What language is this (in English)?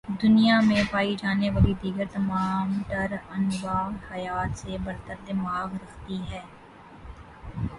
Urdu